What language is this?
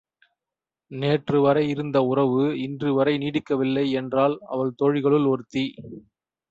Tamil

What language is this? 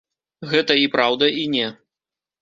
Belarusian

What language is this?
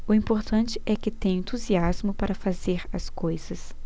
Portuguese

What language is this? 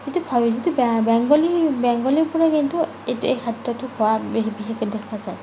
Assamese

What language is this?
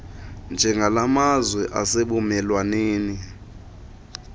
Xhosa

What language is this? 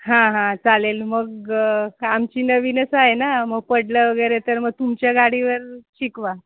Marathi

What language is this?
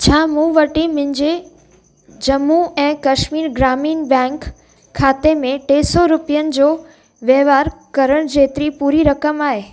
Sindhi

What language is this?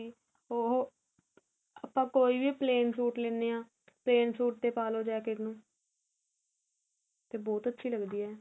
Punjabi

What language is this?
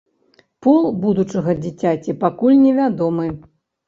Belarusian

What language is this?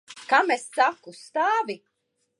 Latvian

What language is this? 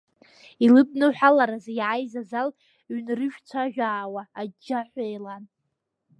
Abkhazian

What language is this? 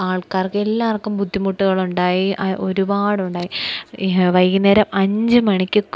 Malayalam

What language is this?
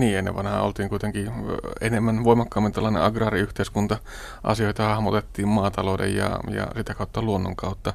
Finnish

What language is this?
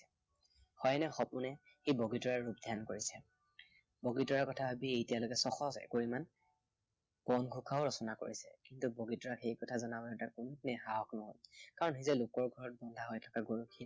Assamese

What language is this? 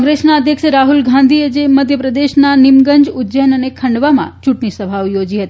Gujarati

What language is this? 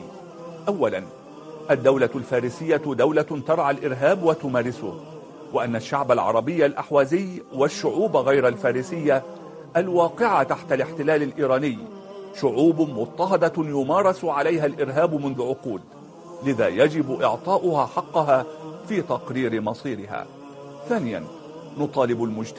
Arabic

